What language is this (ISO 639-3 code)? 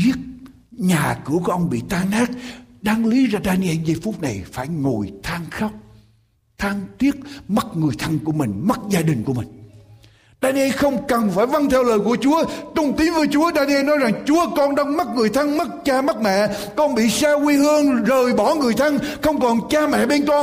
vie